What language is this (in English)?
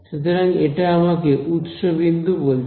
Bangla